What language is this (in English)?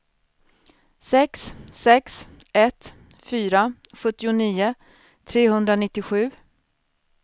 Swedish